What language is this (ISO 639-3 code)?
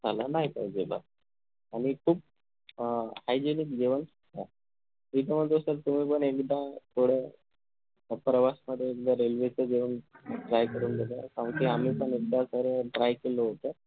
mar